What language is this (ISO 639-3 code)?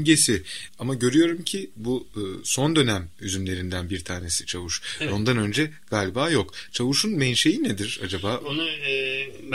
tur